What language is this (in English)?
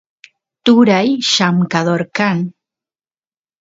Santiago del Estero Quichua